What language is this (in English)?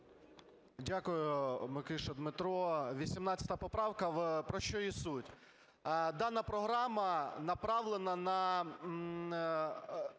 Ukrainian